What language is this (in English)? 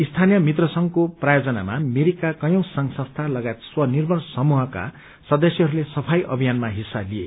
Nepali